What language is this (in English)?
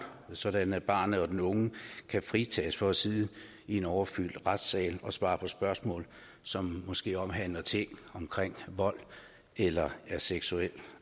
Danish